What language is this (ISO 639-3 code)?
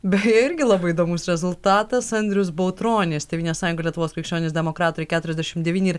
lit